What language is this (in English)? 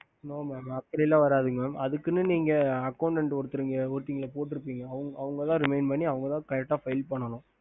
Tamil